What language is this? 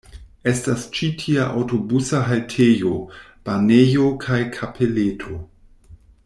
Esperanto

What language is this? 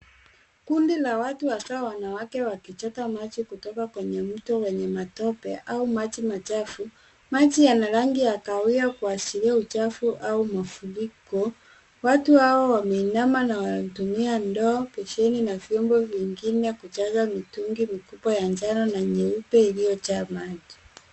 Swahili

